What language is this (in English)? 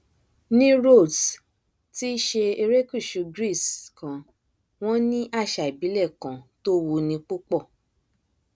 Yoruba